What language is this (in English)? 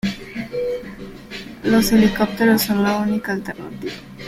Spanish